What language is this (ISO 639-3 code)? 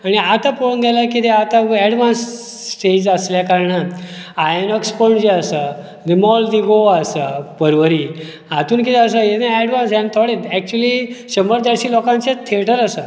kok